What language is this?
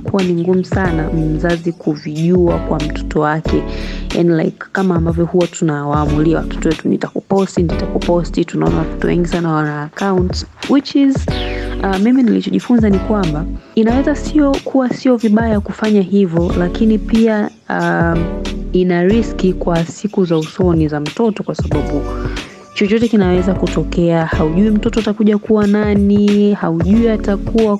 Swahili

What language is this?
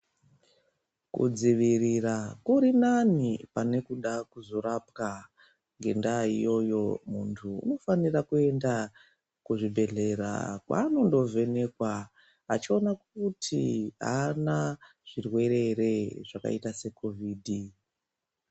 Ndau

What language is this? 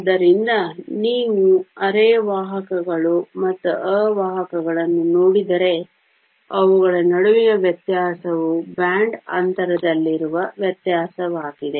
Kannada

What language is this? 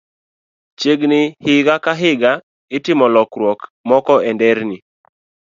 Luo (Kenya and Tanzania)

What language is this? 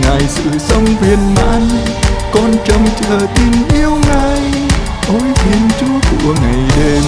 Vietnamese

